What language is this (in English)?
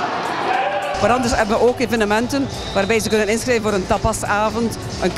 Dutch